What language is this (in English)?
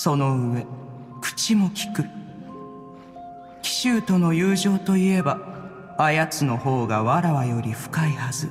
Japanese